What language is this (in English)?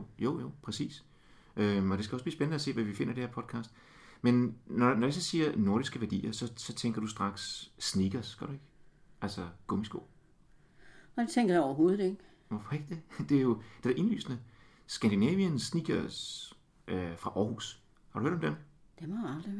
Danish